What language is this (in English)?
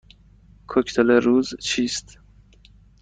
Persian